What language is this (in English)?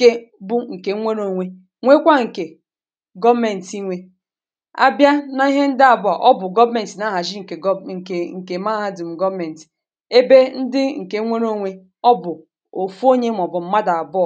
Igbo